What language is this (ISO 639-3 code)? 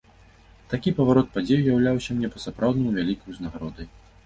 bel